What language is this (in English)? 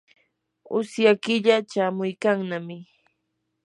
Yanahuanca Pasco Quechua